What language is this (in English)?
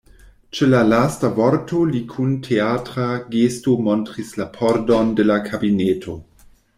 Esperanto